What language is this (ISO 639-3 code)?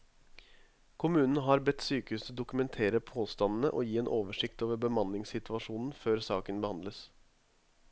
nor